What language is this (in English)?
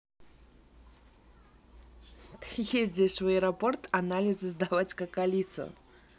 Russian